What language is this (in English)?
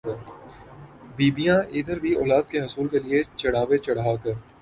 Urdu